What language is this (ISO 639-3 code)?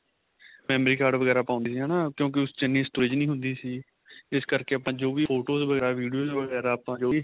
pan